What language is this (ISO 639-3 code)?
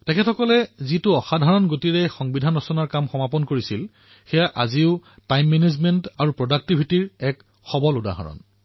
asm